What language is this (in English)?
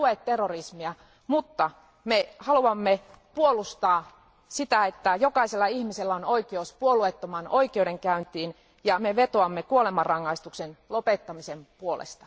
Finnish